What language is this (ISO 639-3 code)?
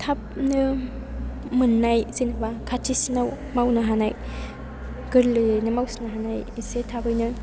brx